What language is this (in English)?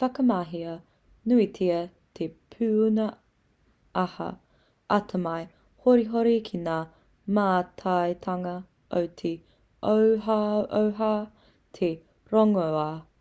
Māori